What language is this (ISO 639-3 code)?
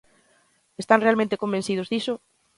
glg